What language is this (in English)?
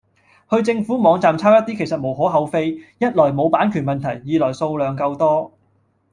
Cantonese